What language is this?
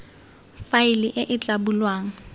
Tswana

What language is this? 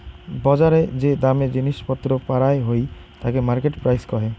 Bangla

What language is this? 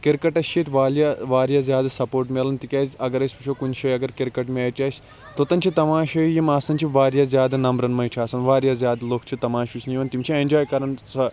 Kashmiri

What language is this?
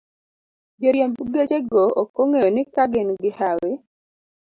Luo (Kenya and Tanzania)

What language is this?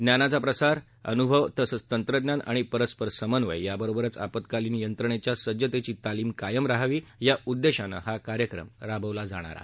Marathi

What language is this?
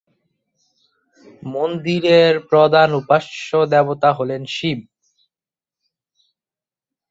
Bangla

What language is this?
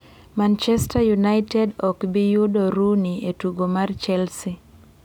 Luo (Kenya and Tanzania)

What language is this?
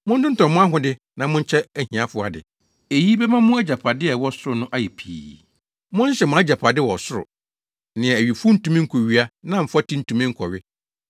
Akan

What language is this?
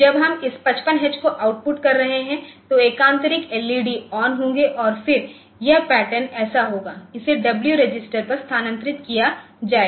Hindi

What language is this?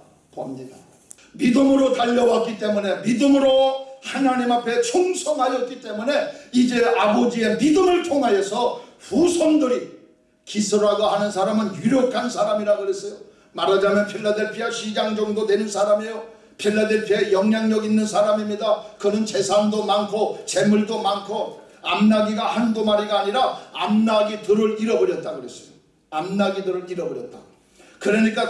Korean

